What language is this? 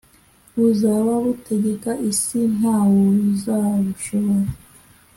Kinyarwanda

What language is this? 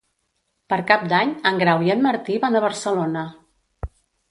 Catalan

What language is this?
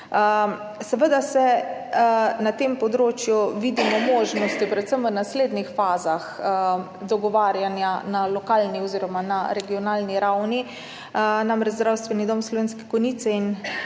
Slovenian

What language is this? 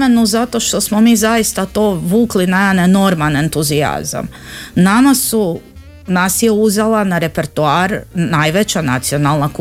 Croatian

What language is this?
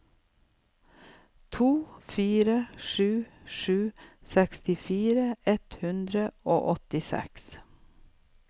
Norwegian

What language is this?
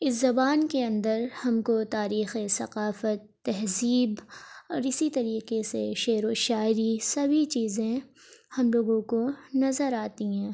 Urdu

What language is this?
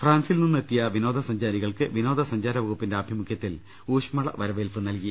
Malayalam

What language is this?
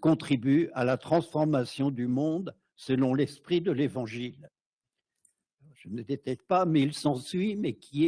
French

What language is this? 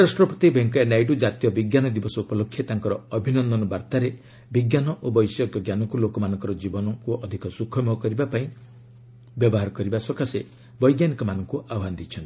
Odia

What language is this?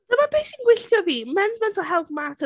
Welsh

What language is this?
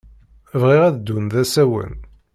Kabyle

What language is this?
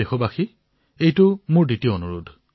Assamese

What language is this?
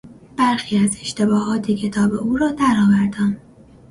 Persian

